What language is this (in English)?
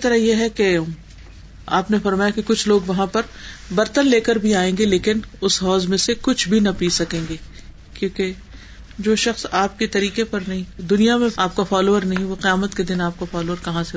Urdu